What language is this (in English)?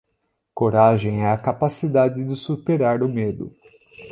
Portuguese